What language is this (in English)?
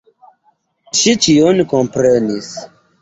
Esperanto